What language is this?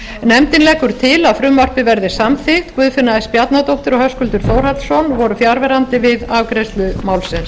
Icelandic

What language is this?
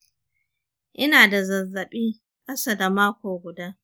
Hausa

